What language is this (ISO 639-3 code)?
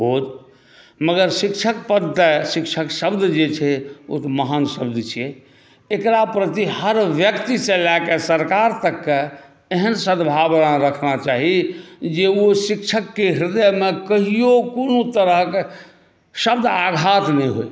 mai